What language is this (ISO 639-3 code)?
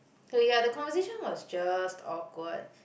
eng